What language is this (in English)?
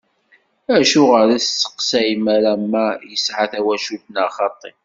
Kabyle